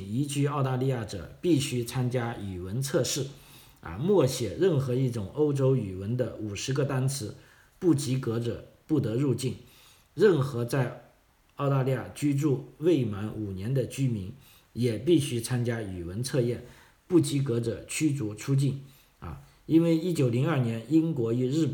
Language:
Chinese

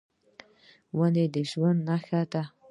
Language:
Pashto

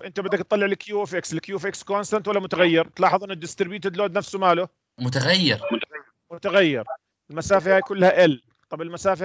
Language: Arabic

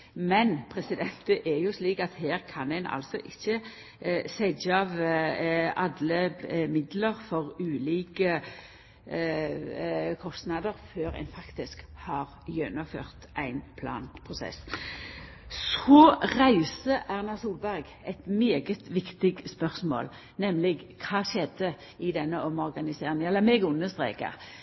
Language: Norwegian Nynorsk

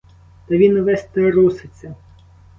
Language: Ukrainian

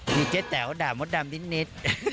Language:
Thai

